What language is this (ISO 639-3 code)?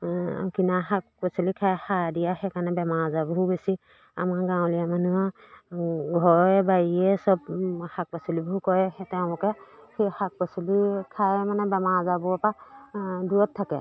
asm